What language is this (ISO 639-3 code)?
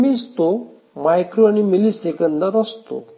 mar